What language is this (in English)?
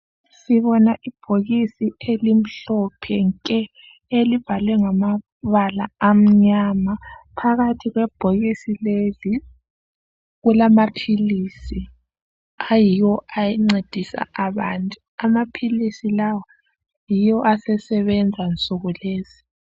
North Ndebele